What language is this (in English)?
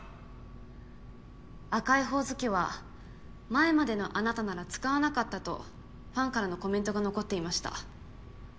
Japanese